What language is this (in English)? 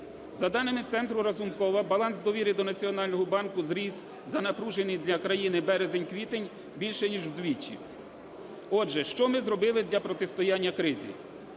Ukrainian